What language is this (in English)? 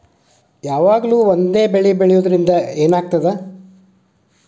Kannada